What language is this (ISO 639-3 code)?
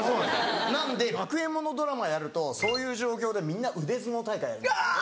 jpn